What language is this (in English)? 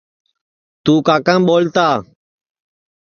Sansi